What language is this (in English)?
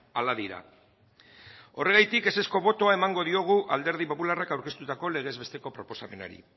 Basque